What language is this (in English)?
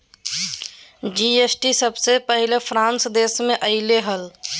Magahi